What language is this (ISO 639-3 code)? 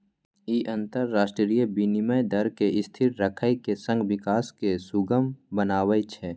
mai